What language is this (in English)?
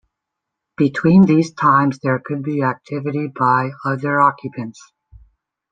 English